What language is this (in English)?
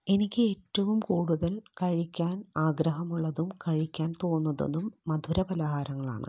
Malayalam